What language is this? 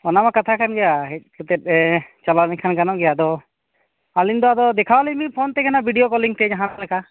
Santali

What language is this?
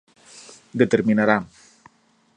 Portuguese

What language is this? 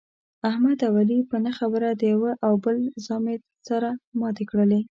Pashto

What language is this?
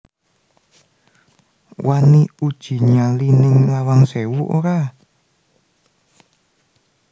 Javanese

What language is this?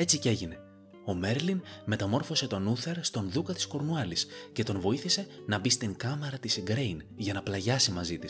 Greek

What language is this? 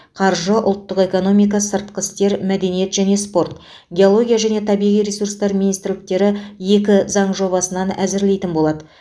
Kazakh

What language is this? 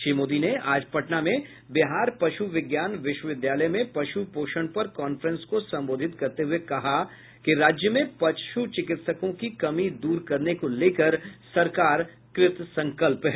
Hindi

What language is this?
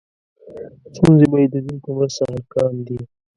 Pashto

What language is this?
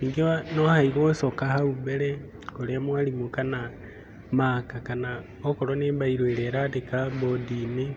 Kikuyu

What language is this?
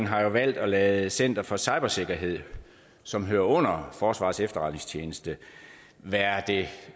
Danish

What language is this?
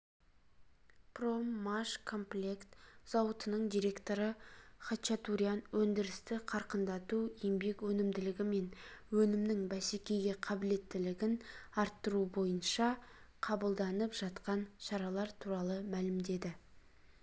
Kazakh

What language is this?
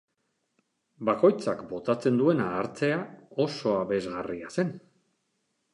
Basque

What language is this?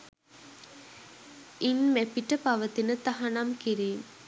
Sinhala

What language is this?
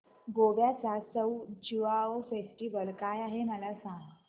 Marathi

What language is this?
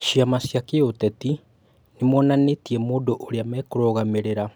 Kikuyu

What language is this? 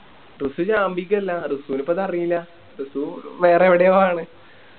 Malayalam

